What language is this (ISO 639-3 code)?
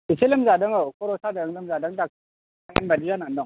brx